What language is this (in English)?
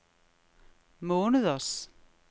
Danish